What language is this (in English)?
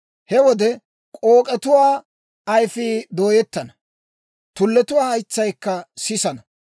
Dawro